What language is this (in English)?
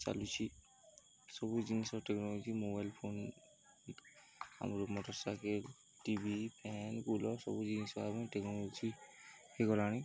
Odia